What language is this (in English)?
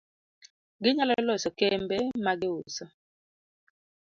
Luo (Kenya and Tanzania)